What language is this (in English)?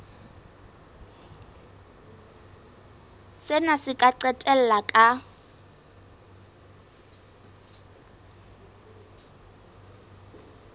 Southern Sotho